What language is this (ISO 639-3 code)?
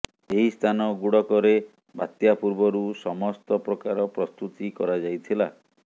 ori